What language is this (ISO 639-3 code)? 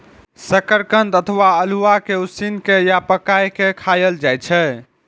mai